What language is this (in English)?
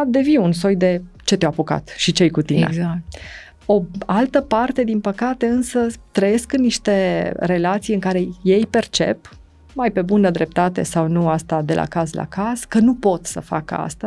Romanian